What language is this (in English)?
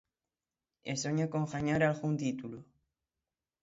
Galician